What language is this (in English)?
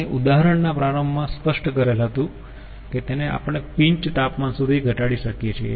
Gujarati